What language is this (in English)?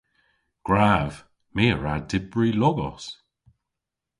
Cornish